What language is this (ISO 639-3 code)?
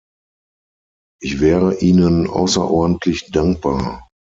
deu